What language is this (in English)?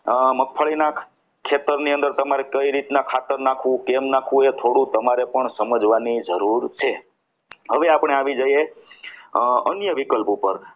Gujarati